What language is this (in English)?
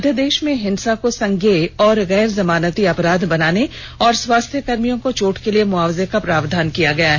Hindi